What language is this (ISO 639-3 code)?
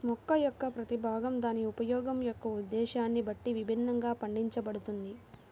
tel